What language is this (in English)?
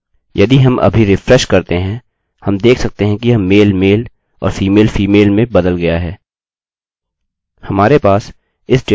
Hindi